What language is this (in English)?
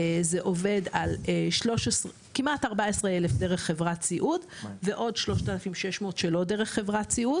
Hebrew